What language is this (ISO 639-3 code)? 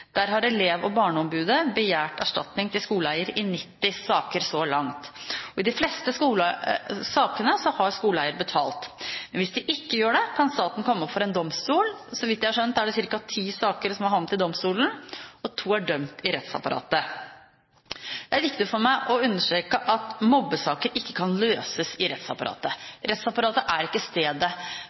nob